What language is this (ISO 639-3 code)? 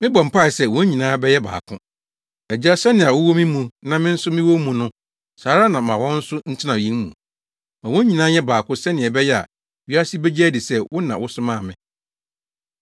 aka